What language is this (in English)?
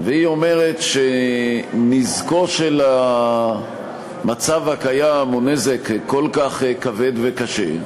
Hebrew